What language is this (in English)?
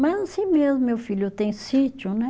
Portuguese